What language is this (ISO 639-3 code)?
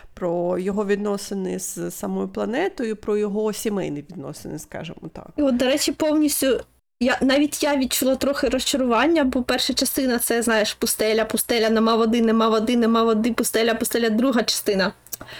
ukr